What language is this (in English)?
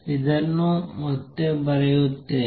Kannada